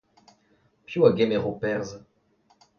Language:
Breton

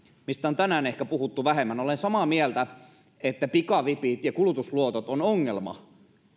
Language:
Finnish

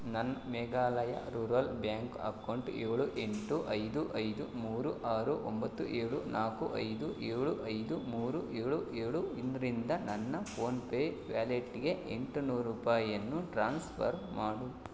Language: Kannada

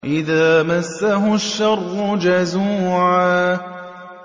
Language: Arabic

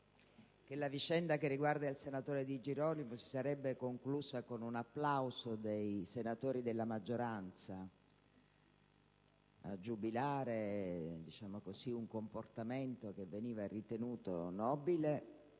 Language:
Italian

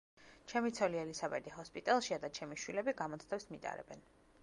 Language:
Georgian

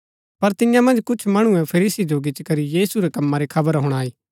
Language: Gaddi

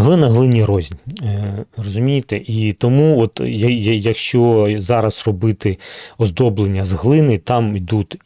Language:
Ukrainian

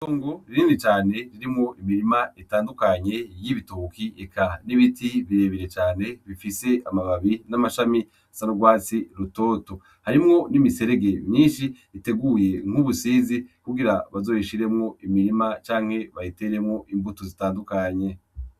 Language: Rundi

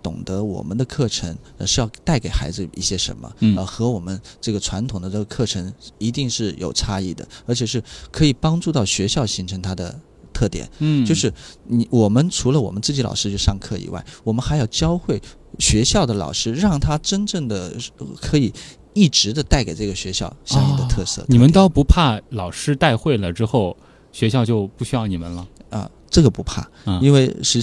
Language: Chinese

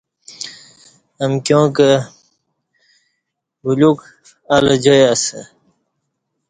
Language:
Kati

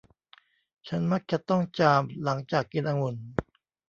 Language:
Thai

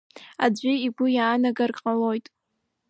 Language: Abkhazian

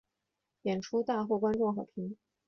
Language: Chinese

